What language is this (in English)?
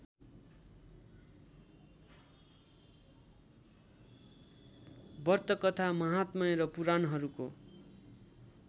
Nepali